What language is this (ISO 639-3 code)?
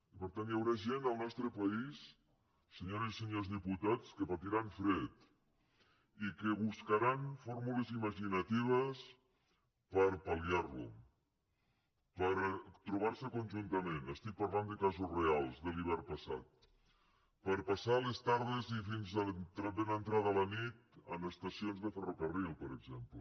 cat